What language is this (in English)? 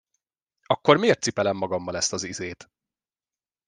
Hungarian